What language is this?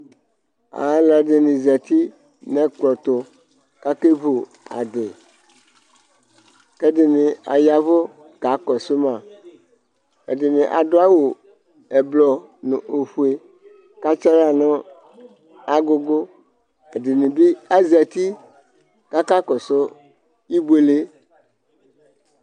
Ikposo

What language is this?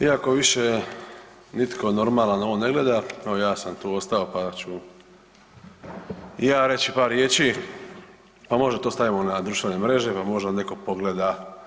Croatian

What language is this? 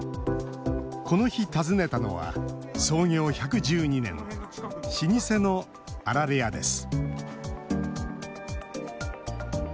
Japanese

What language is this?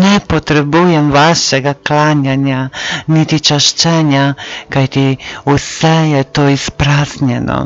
Serbian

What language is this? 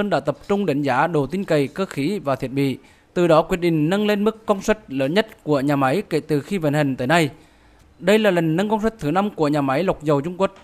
Vietnamese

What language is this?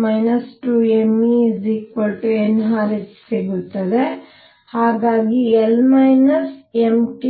Kannada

